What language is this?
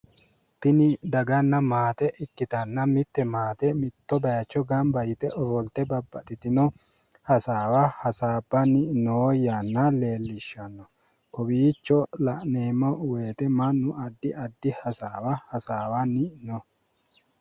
Sidamo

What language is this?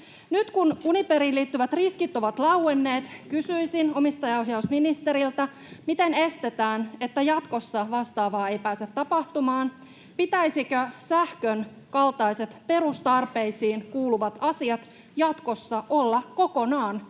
Finnish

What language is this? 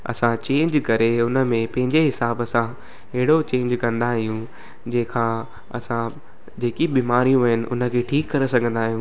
Sindhi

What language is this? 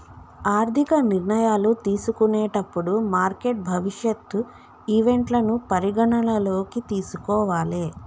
Telugu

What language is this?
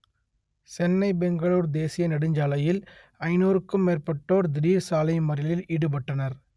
Tamil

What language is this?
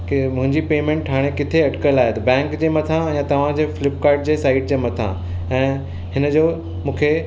Sindhi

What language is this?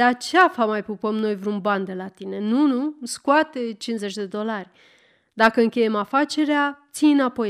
Romanian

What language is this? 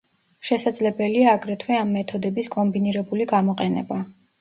Georgian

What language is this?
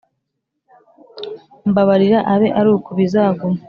Kinyarwanda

